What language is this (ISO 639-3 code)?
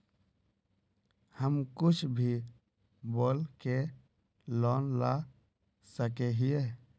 mag